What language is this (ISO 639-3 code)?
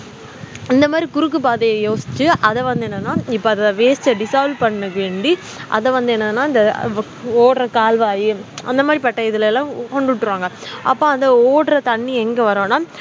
tam